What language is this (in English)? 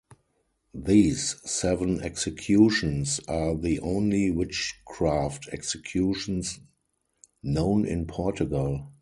English